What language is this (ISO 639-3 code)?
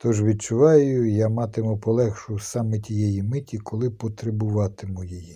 ukr